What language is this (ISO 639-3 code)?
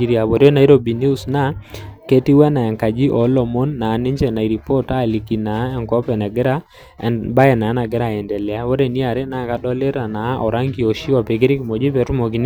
mas